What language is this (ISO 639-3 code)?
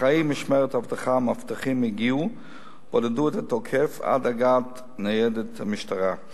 heb